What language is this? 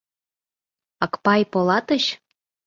Mari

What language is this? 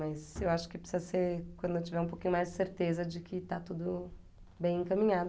Portuguese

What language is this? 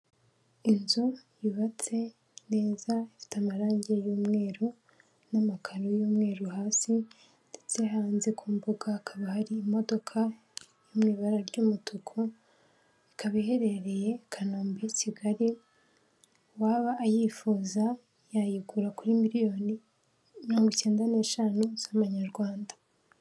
Kinyarwanda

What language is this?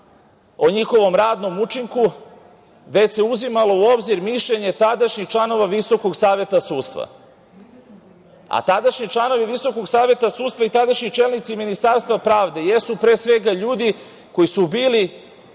Serbian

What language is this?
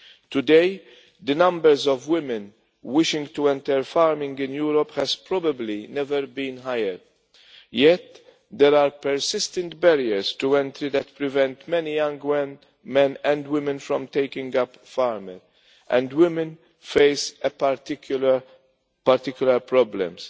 English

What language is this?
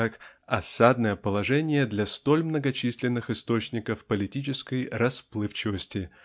Russian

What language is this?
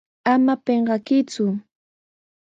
Sihuas Ancash Quechua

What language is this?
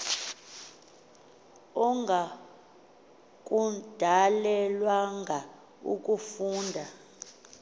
Xhosa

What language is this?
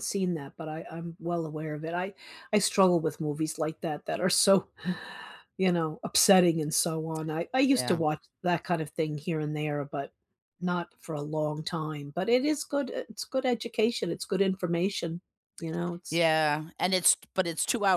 English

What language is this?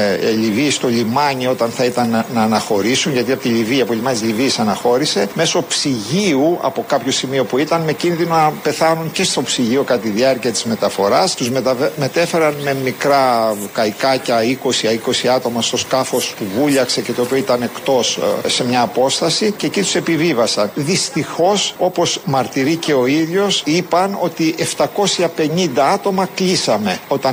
Greek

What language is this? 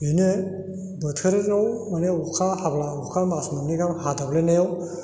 Bodo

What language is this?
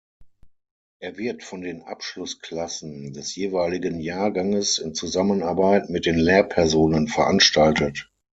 German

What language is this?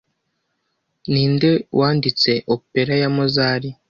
Kinyarwanda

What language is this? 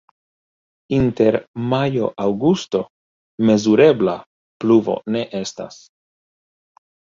Esperanto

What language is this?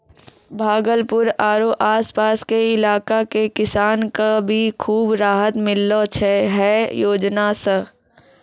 Maithili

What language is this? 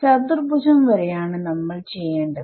Malayalam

